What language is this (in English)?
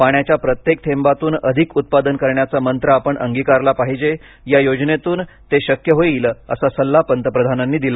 Marathi